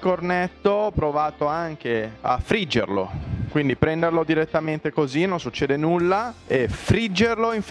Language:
Italian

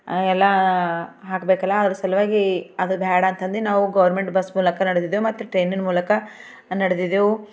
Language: Kannada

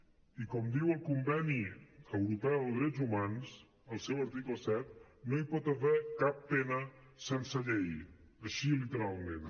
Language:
Catalan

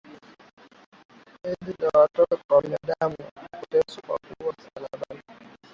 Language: Swahili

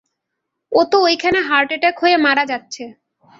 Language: Bangla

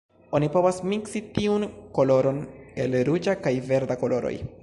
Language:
Esperanto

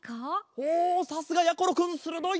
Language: Japanese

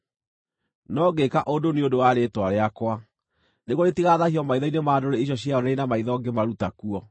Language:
Kikuyu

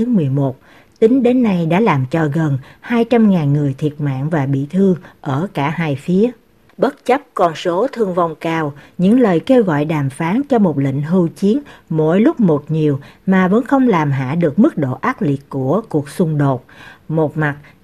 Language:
Vietnamese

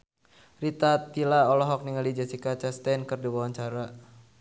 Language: Sundanese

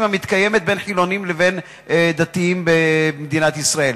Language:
Hebrew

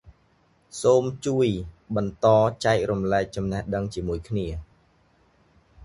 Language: Khmer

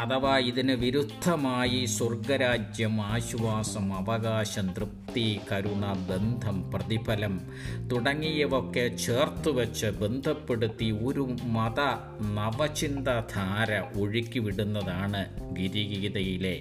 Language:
Malayalam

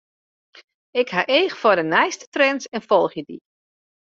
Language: Western Frisian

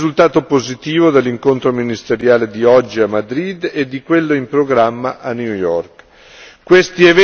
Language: Italian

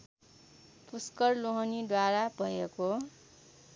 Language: Nepali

